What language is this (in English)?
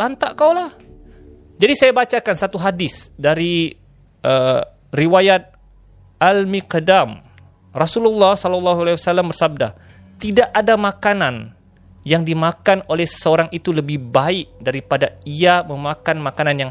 Malay